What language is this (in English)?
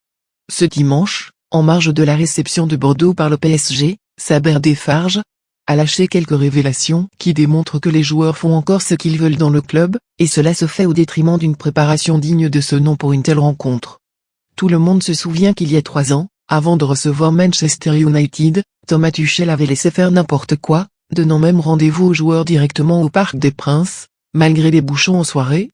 French